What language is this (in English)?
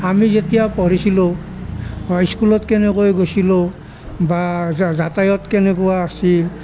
Assamese